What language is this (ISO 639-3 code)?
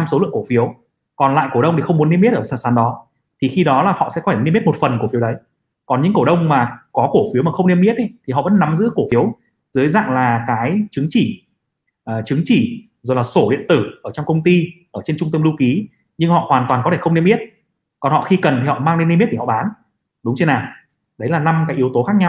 vie